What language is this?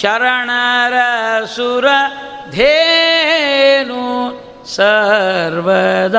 Kannada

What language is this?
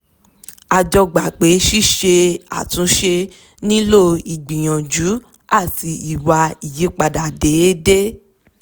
Yoruba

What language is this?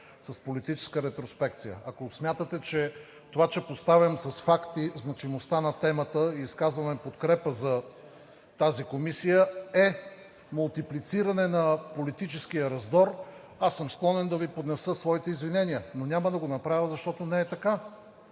Bulgarian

